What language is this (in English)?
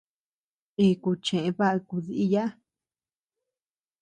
Tepeuxila Cuicatec